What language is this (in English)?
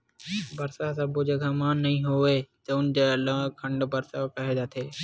Chhattisgarhi